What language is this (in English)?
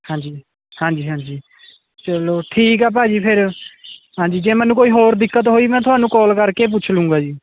Punjabi